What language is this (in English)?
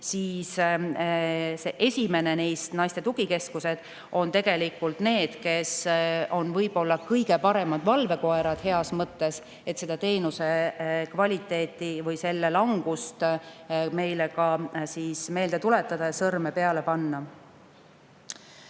Estonian